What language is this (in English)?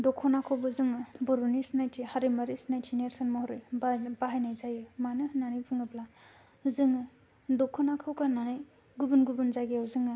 Bodo